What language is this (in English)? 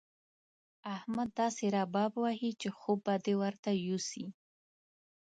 Pashto